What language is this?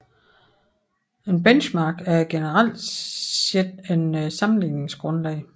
Danish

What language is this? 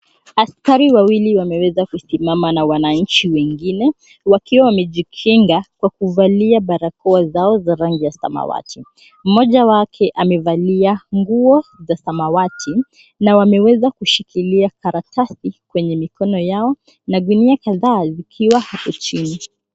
Swahili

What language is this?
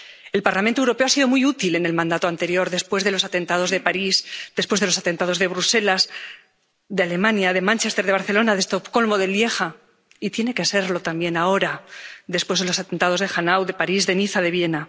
Spanish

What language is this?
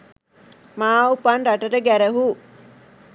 Sinhala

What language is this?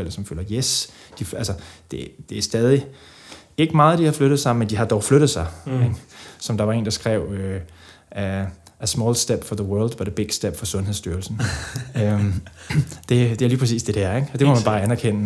Danish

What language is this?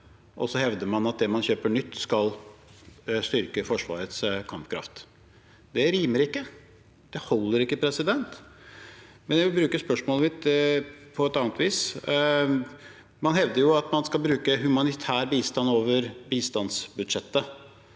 Norwegian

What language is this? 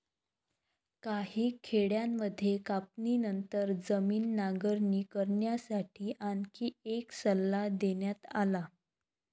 Marathi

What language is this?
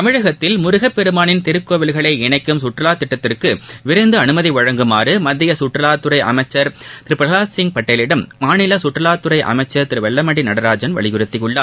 Tamil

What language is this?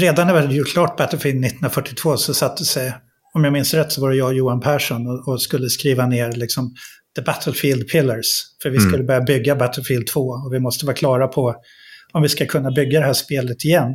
Swedish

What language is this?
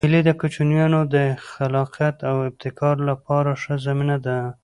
Pashto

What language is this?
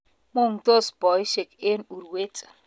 Kalenjin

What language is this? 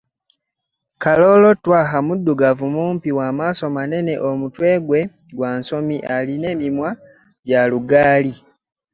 Ganda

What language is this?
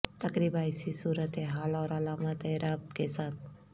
Urdu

